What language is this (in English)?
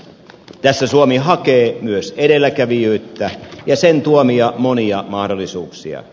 Finnish